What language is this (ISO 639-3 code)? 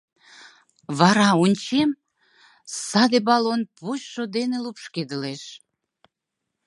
chm